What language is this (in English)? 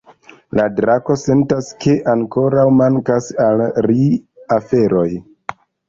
Esperanto